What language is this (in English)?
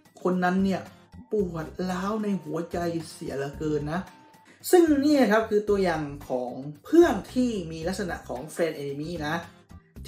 Thai